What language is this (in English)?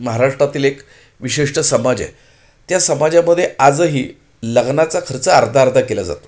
Marathi